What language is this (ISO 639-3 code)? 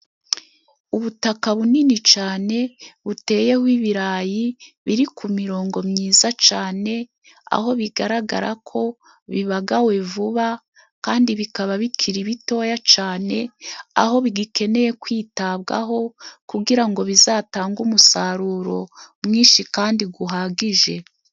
kin